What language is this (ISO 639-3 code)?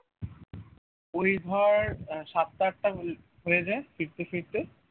ben